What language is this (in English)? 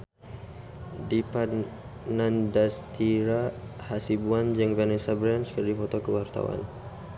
Sundanese